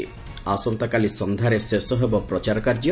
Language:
Odia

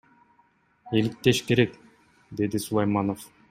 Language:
Kyrgyz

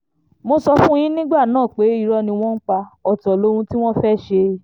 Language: Yoruba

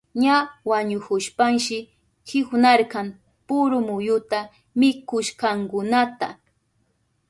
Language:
Southern Pastaza Quechua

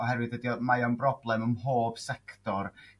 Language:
Welsh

